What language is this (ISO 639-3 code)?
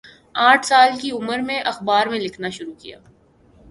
urd